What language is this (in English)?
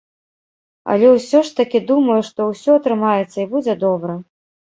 Belarusian